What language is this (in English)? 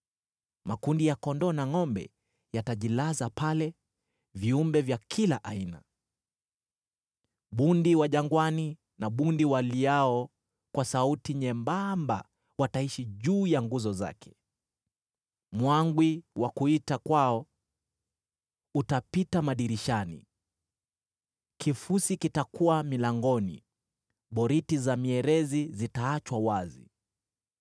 Swahili